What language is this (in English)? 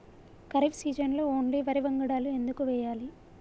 Telugu